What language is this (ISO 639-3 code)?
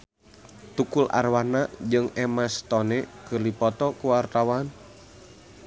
sun